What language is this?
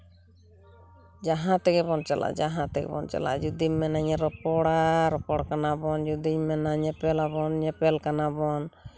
Santali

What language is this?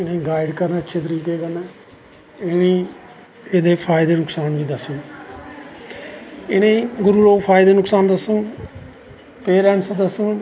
Dogri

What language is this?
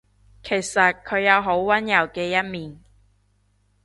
Cantonese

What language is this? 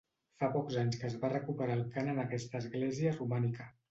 Catalan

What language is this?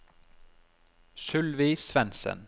Norwegian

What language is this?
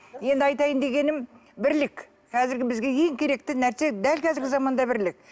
Kazakh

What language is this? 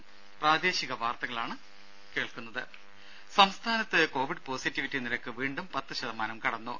Malayalam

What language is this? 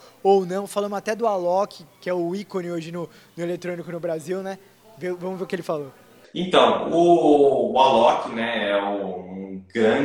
Portuguese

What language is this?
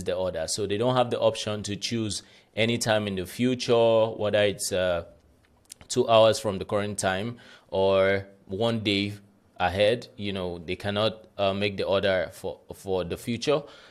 English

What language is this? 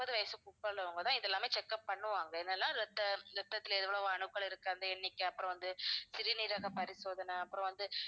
Tamil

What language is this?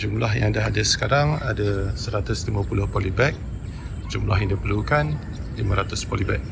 Malay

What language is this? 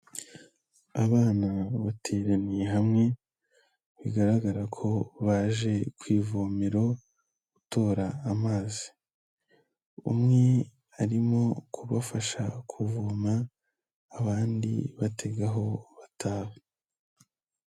Kinyarwanda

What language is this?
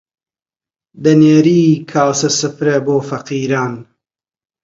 Central Kurdish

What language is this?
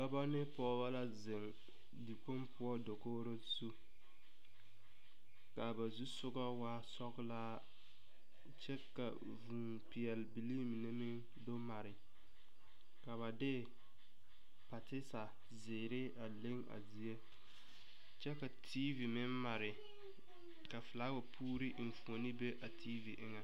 Southern Dagaare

